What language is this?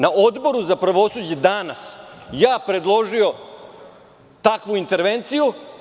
Serbian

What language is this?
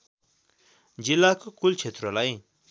Nepali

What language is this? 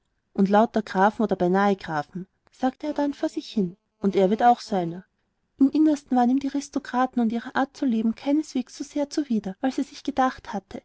German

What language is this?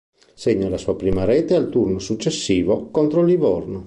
Italian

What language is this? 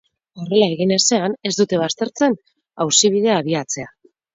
Basque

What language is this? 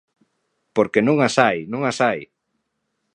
Galician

